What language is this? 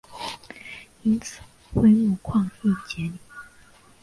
Chinese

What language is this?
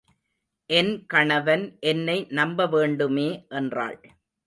Tamil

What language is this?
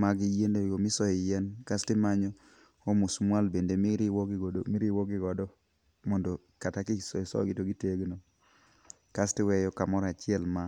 Luo (Kenya and Tanzania)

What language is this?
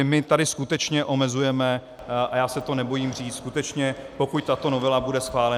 Czech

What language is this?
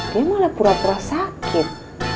Indonesian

